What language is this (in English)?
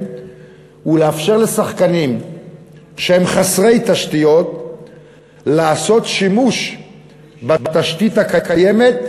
Hebrew